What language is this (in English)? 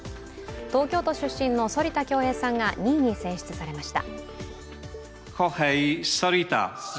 Japanese